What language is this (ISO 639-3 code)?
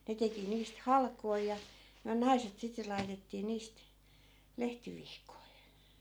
fin